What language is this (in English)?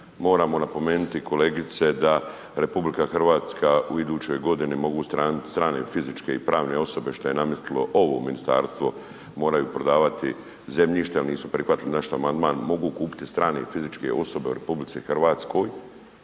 Croatian